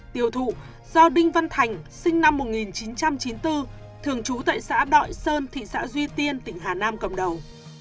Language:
Vietnamese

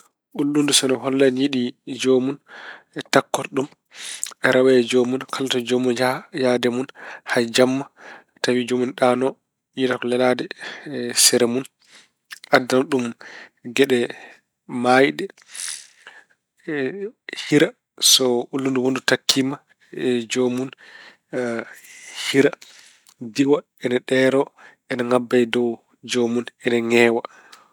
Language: Fula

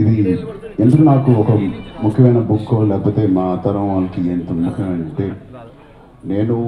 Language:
Telugu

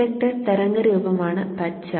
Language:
Malayalam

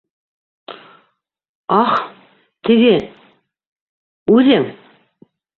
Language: Bashkir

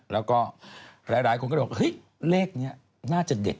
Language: Thai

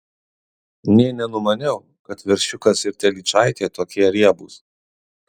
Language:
Lithuanian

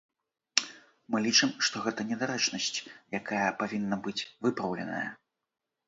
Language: Belarusian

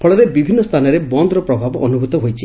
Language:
Odia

